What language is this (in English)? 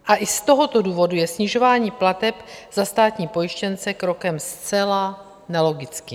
Czech